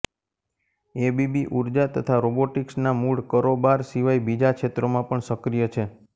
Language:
Gujarati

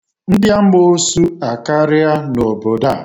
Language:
Igbo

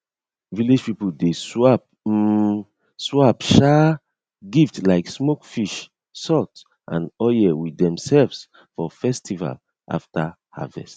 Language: Nigerian Pidgin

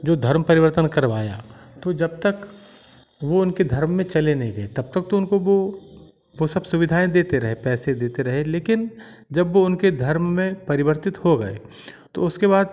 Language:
Hindi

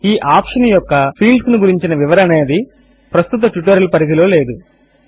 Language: Telugu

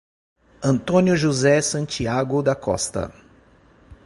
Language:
Portuguese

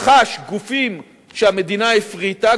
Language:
Hebrew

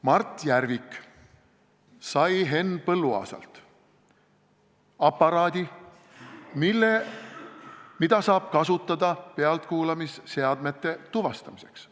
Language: Estonian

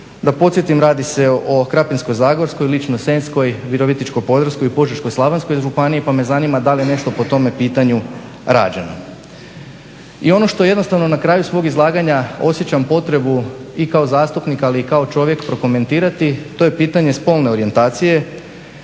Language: Croatian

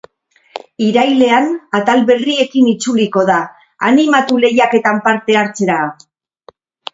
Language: Basque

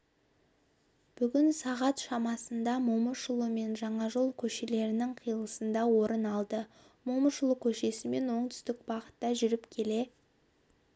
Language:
Kazakh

